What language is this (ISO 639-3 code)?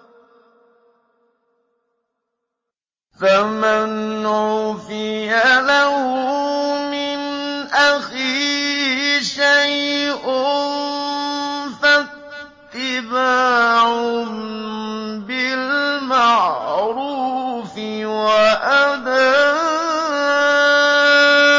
ara